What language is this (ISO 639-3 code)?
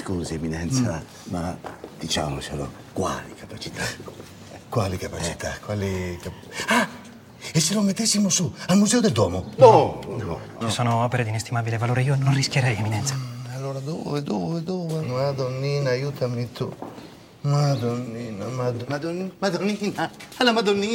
ita